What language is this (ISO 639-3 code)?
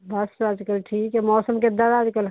pan